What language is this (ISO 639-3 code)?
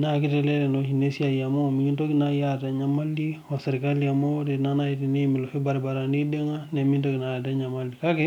mas